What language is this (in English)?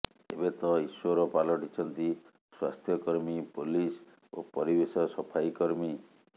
Odia